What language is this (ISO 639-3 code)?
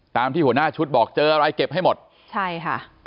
tha